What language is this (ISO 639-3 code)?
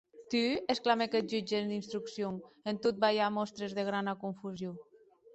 oci